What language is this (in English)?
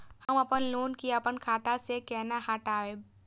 Maithili